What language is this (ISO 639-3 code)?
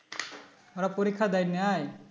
ben